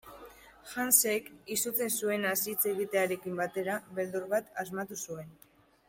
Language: Basque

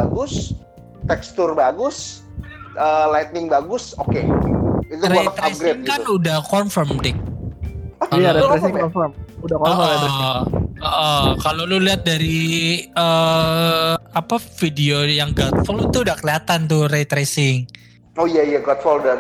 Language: Indonesian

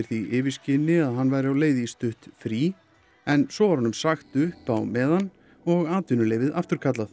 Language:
Icelandic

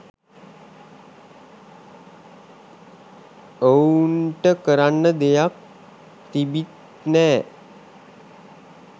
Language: Sinhala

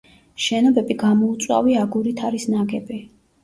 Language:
Georgian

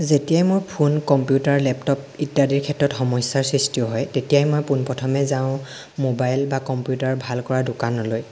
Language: Assamese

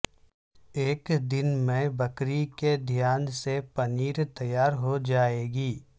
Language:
Urdu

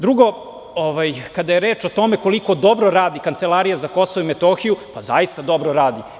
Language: Serbian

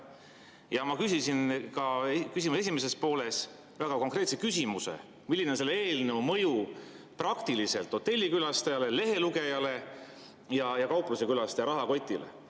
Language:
Estonian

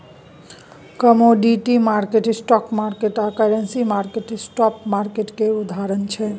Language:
Maithili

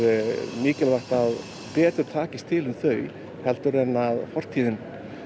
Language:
Icelandic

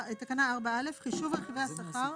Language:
Hebrew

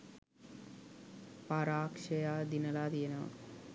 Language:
Sinhala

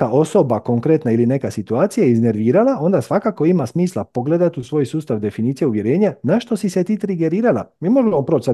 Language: Croatian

